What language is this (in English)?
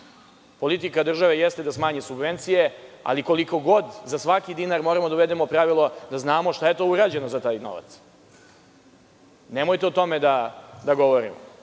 Serbian